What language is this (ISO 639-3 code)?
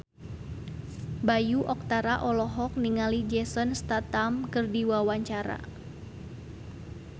sun